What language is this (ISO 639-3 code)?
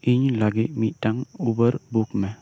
sat